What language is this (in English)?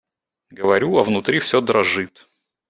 Russian